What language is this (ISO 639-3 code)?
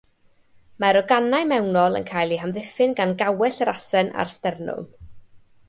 cym